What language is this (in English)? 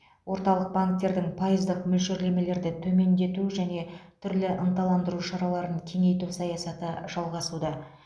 Kazakh